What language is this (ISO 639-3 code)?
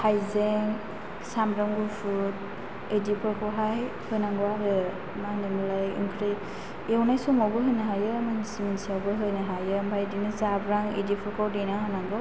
brx